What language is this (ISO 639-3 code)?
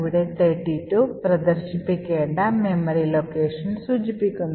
mal